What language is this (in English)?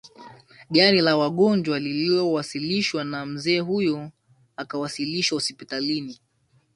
Swahili